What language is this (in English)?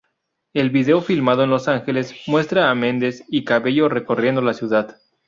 Spanish